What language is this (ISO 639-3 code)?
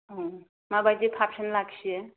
brx